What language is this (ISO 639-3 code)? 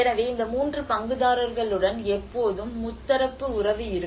tam